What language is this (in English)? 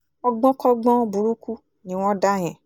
Yoruba